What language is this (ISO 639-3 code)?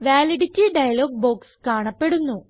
mal